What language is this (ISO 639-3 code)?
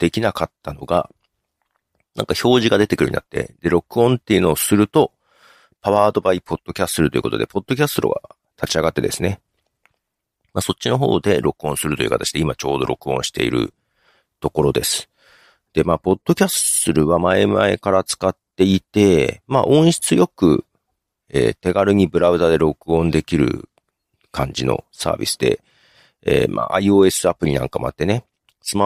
jpn